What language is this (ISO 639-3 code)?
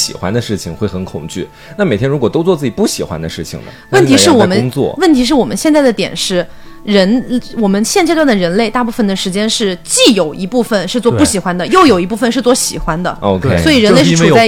zho